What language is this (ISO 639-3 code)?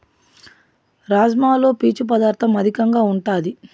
tel